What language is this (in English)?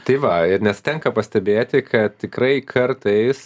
Lithuanian